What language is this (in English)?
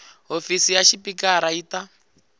Tsonga